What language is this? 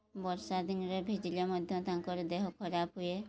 Odia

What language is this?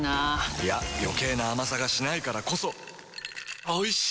Japanese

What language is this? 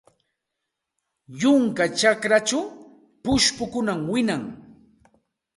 Santa Ana de Tusi Pasco Quechua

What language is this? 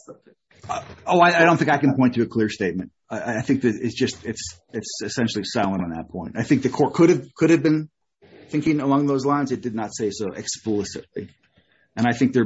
English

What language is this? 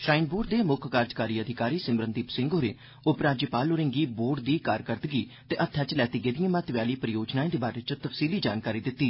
Dogri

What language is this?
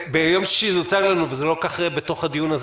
Hebrew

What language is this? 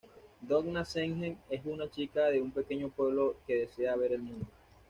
Spanish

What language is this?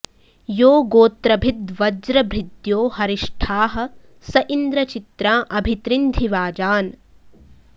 Sanskrit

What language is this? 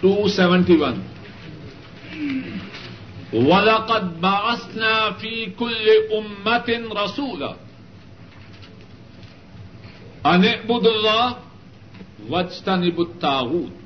Urdu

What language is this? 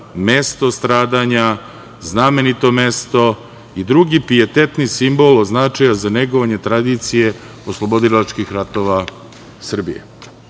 Serbian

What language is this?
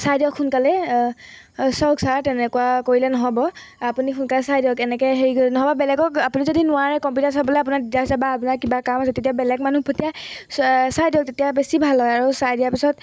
Assamese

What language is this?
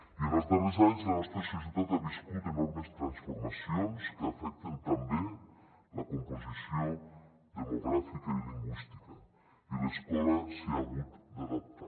Catalan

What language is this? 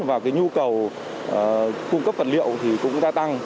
Vietnamese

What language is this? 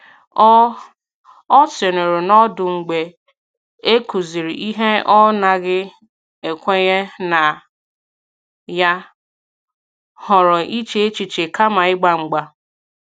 Igbo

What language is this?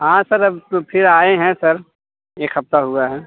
Hindi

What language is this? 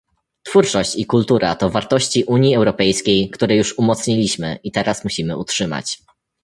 Polish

